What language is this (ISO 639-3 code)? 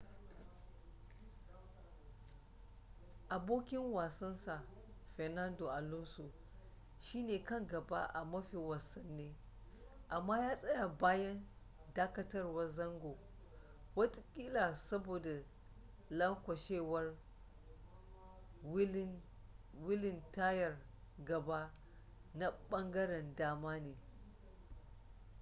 hau